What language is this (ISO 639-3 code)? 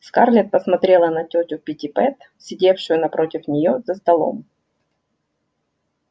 rus